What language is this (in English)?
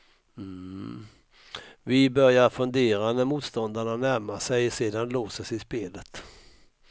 Swedish